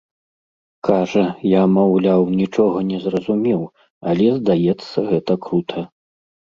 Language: Belarusian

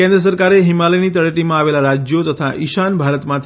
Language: Gujarati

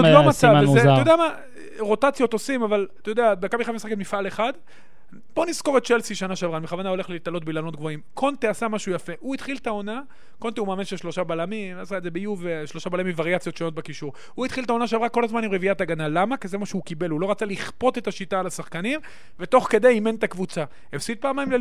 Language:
Hebrew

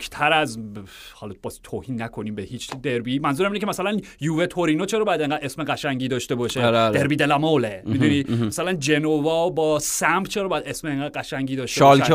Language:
Persian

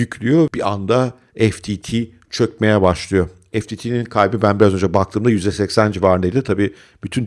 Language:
Turkish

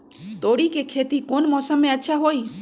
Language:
Magahi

